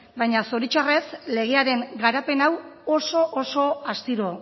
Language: Basque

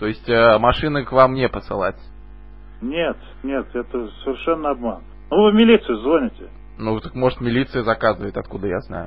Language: Russian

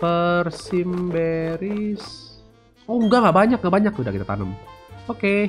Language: Indonesian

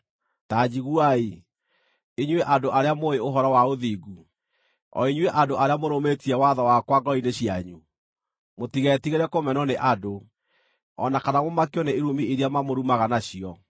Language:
Kikuyu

